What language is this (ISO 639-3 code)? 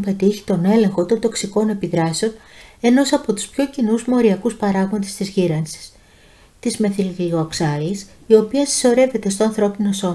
ell